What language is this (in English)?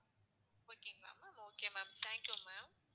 Tamil